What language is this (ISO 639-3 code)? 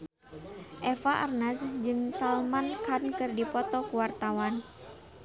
sun